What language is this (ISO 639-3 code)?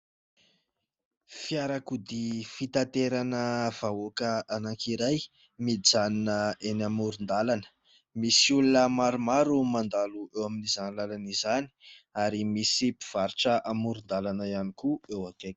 mlg